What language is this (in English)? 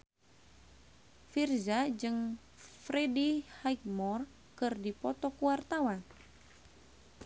Sundanese